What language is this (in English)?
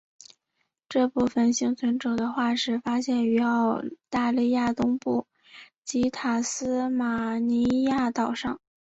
Chinese